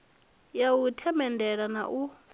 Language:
Venda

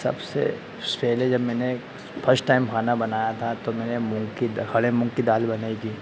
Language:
Hindi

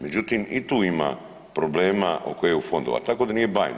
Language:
Croatian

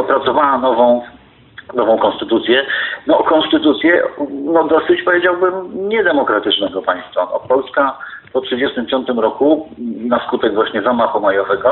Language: Polish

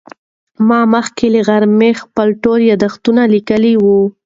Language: Pashto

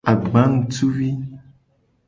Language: Gen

